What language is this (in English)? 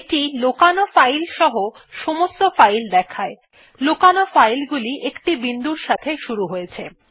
Bangla